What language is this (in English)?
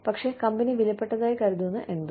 Malayalam